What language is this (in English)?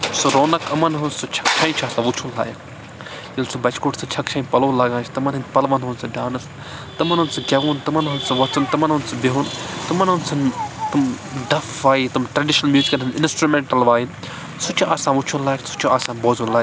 Kashmiri